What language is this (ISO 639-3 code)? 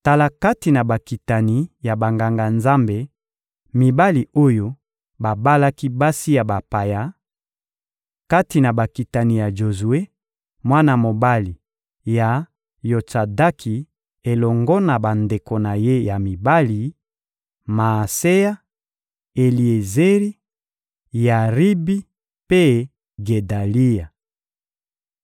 lin